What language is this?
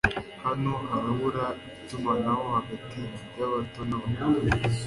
Kinyarwanda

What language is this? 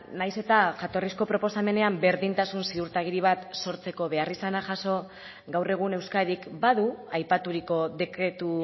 Basque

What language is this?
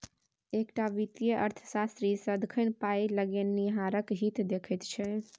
Maithili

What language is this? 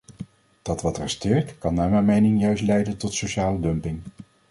Dutch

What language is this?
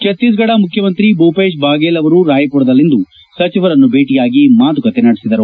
Kannada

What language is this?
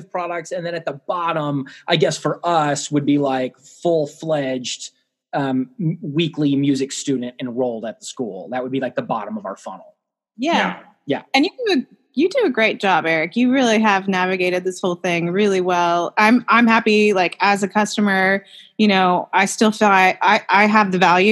English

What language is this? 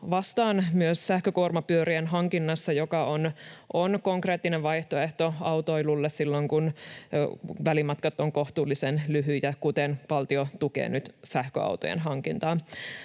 Finnish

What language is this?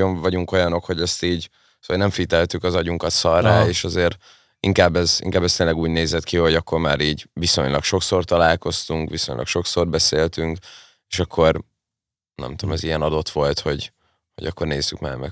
Hungarian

